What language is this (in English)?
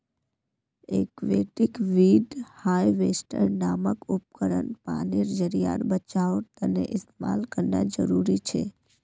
Magahi